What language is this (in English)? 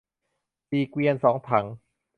Thai